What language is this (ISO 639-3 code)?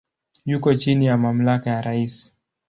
swa